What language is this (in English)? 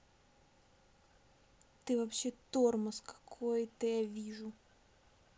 Russian